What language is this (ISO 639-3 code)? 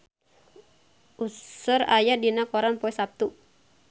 sun